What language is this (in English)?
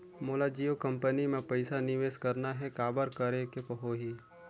Chhattisgarhi